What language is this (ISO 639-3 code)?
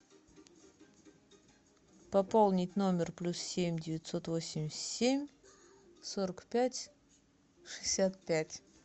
rus